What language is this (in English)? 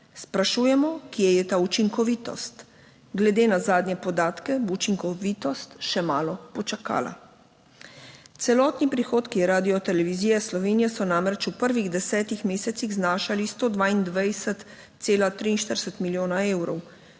Slovenian